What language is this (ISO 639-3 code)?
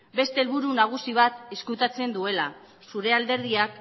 eus